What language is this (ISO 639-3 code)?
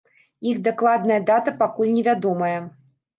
bel